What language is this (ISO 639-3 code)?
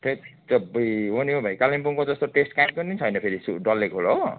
nep